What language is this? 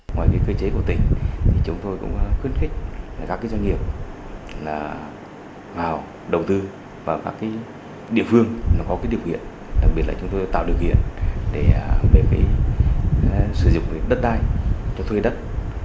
Vietnamese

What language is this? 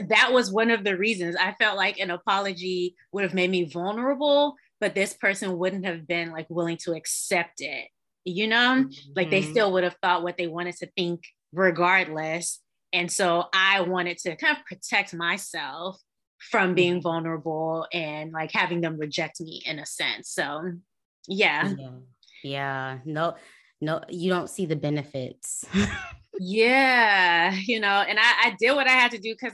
English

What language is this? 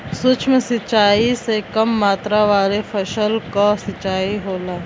Bhojpuri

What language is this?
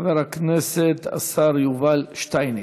Hebrew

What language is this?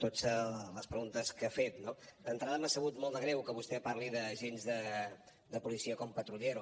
Catalan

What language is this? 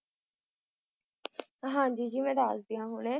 Punjabi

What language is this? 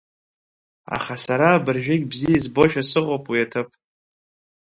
Abkhazian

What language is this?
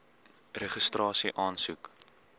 Afrikaans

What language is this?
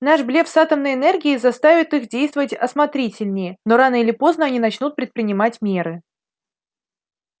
Russian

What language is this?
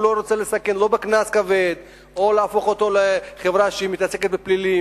Hebrew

